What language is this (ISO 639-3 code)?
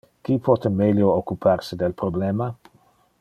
ina